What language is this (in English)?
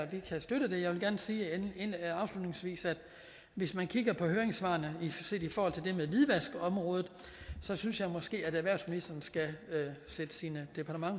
Danish